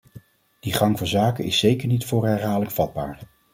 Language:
Dutch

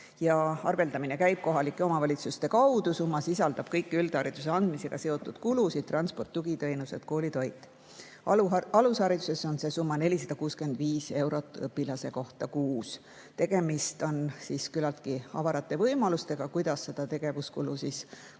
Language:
Estonian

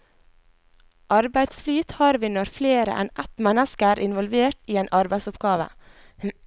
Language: Norwegian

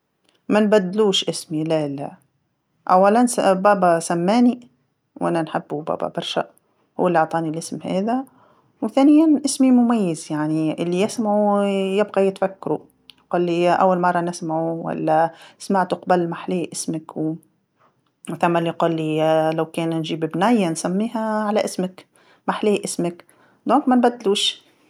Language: Tunisian Arabic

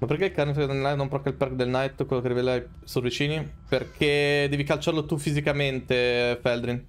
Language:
Italian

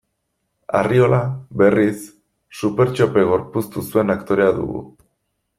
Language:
Basque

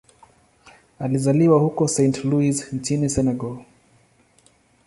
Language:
Swahili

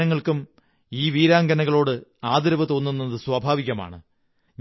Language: Malayalam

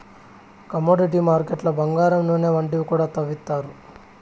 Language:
Telugu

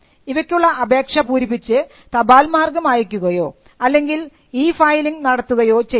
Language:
Malayalam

